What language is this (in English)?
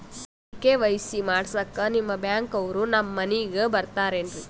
Kannada